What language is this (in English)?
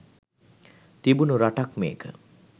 Sinhala